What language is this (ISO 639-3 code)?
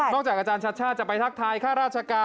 tha